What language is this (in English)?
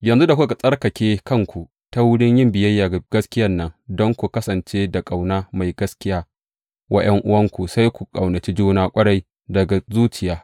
Hausa